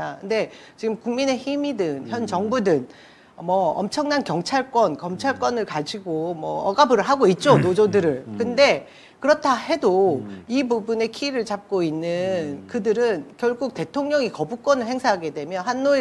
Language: Korean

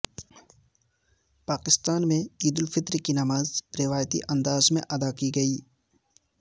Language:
Urdu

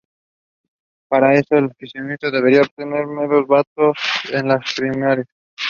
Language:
Spanish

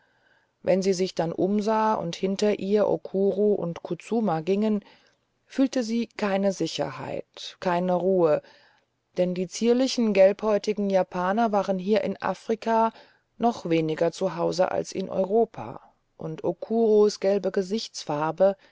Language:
German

